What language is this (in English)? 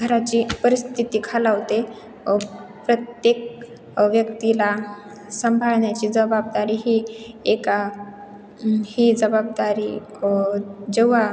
Marathi